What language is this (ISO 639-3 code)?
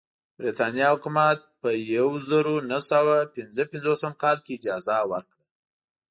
pus